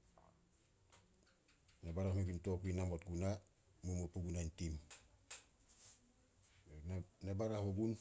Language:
Solos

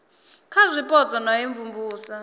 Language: Venda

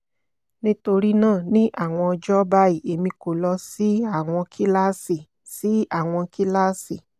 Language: Yoruba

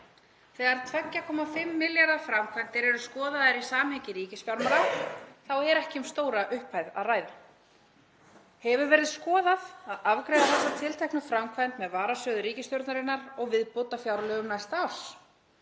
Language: Icelandic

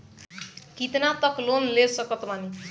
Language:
Bhojpuri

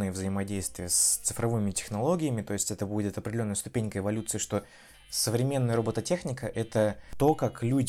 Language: Russian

